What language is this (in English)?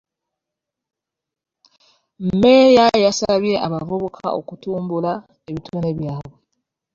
Ganda